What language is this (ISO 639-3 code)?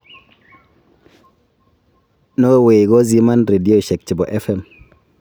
kln